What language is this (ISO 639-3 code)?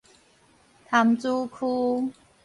nan